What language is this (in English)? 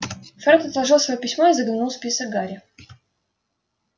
Russian